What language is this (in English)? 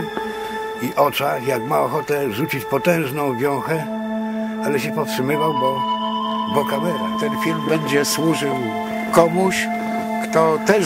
Polish